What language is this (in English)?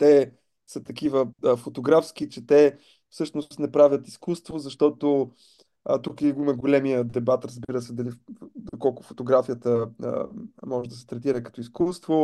Bulgarian